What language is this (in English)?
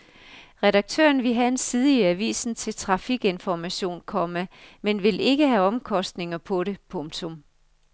Danish